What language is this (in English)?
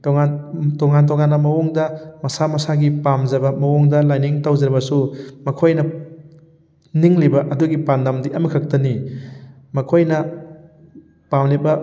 Manipuri